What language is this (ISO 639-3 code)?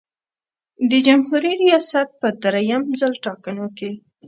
pus